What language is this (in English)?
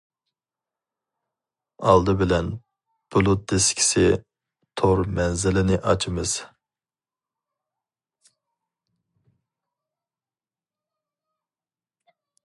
Uyghur